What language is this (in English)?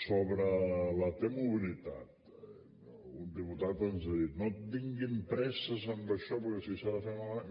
Catalan